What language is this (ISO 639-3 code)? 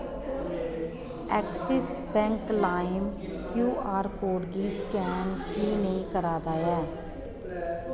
doi